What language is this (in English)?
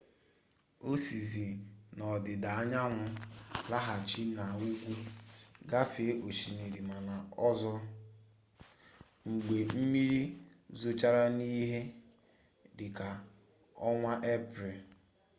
Igbo